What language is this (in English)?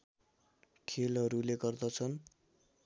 Nepali